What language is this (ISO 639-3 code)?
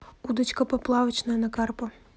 rus